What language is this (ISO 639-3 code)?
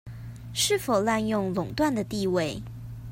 zho